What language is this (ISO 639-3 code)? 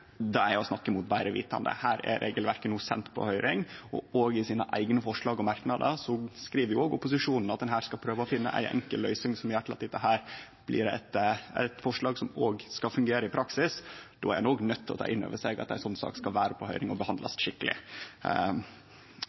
nno